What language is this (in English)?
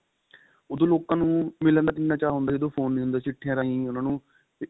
Punjabi